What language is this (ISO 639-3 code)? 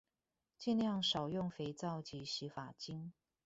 zho